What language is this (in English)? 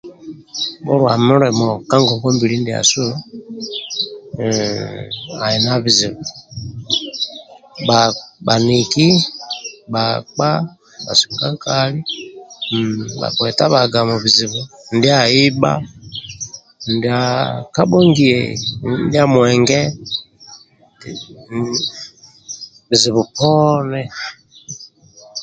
Amba (Uganda)